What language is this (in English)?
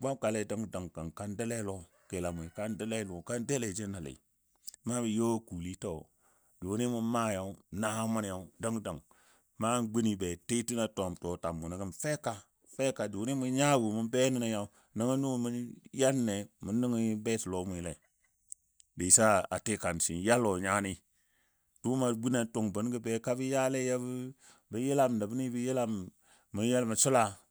Dadiya